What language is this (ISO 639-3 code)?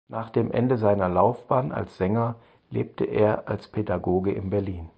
deu